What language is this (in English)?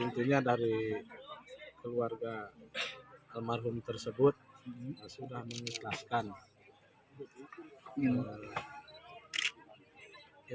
Indonesian